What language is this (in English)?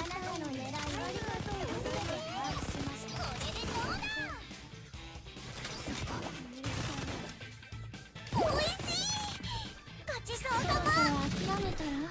Japanese